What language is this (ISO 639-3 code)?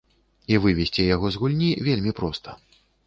bel